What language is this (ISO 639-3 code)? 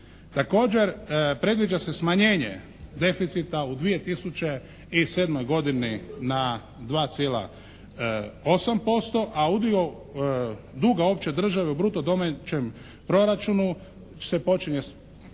hrv